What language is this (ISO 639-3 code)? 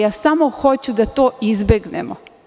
srp